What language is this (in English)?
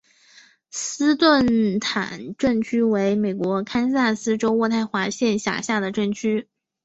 Chinese